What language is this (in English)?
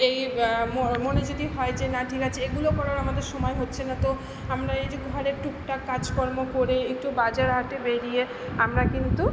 Bangla